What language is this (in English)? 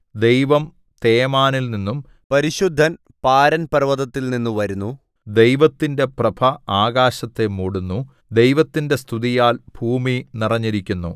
Malayalam